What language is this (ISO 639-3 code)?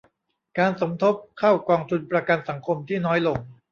tha